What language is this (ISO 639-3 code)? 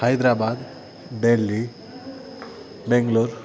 san